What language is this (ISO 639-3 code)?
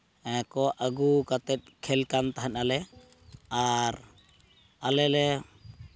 sat